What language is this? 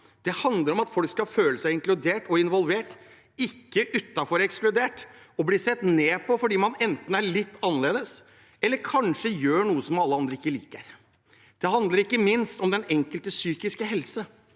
Norwegian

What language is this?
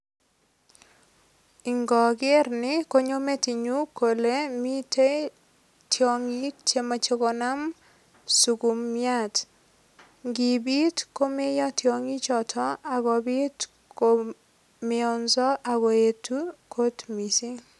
Kalenjin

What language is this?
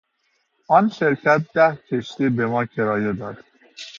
Persian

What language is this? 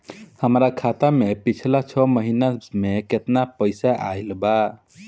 Bhojpuri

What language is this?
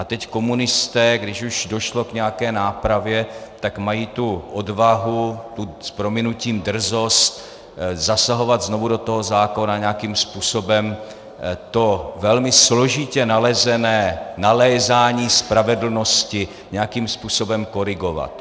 Czech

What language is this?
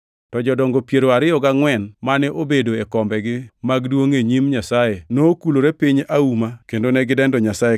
Luo (Kenya and Tanzania)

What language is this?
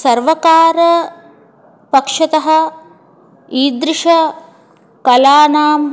Sanskrit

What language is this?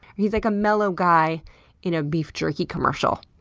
English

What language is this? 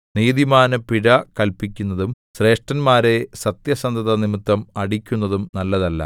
Malayalam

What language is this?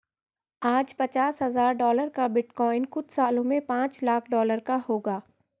Hindi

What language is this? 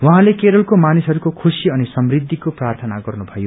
Nepali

